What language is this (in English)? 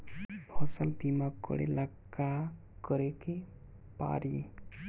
Bhojpuri